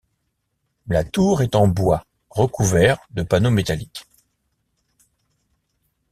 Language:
French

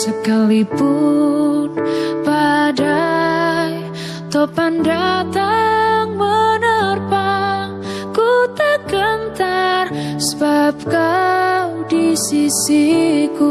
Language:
Indonesian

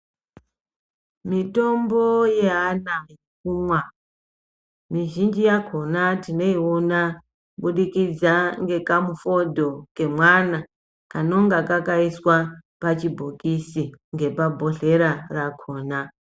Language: Ndau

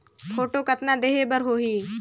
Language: Chhattisgarhi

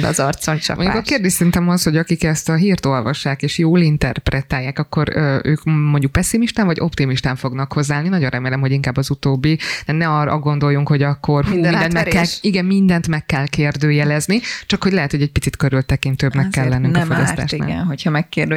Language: Hungarian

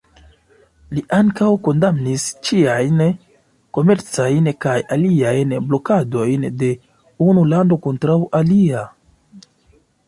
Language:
Esperanto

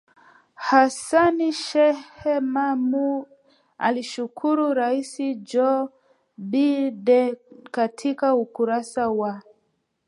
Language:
Swahili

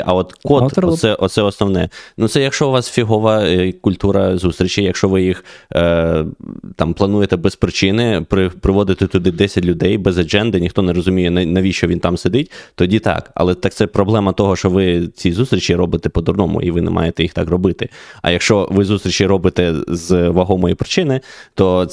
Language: Ukrainian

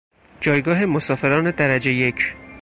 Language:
Persian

